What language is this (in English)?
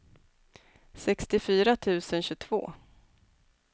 Swedish